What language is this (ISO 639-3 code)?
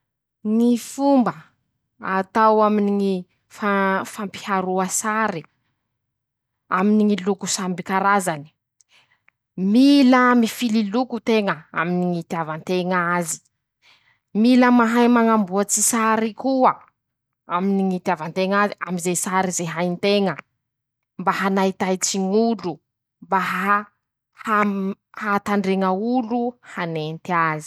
msh